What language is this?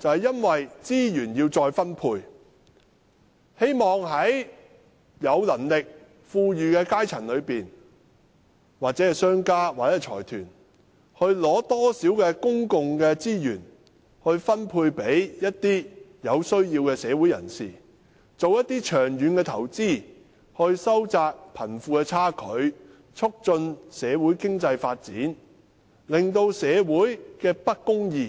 Cantonese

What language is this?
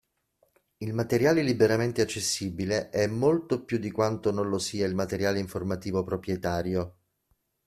Italian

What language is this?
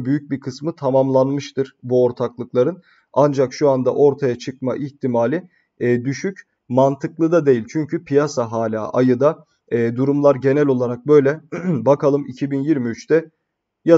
Turkish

